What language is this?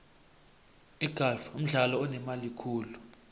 South Ndebele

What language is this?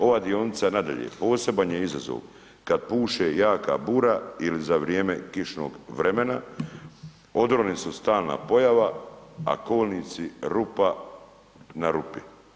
Croatian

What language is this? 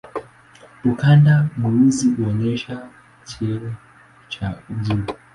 Swahili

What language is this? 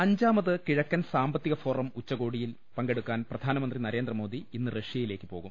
Malayalam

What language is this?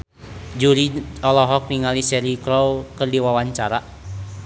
Sundanese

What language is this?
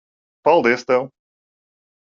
Latvian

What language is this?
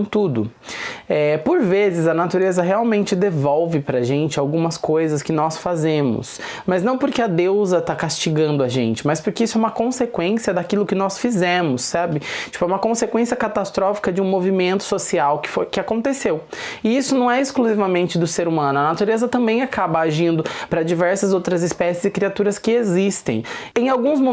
Portuguese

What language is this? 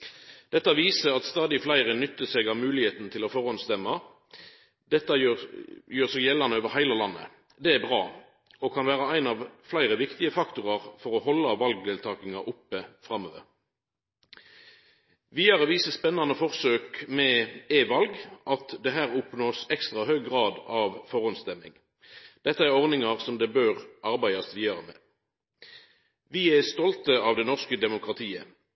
Norwegian Nynorsk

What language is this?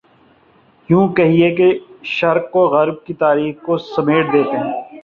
Urdu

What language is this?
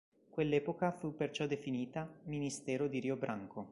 Italian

